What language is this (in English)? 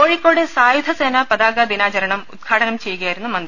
Malayalam